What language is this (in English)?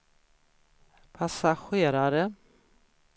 Swedish